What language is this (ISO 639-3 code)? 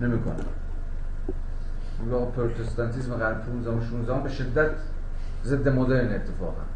fas